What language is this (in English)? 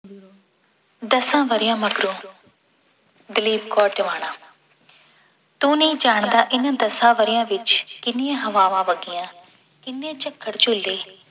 Punjabi